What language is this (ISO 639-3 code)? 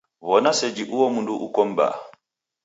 dav